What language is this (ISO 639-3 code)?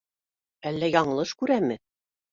bak